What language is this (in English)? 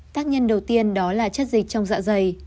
Vietnamese